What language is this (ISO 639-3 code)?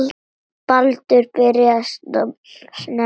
isl